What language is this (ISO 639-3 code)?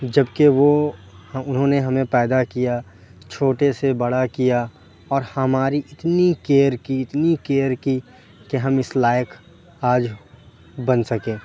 urd